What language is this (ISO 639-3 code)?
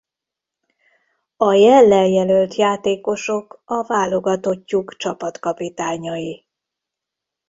hun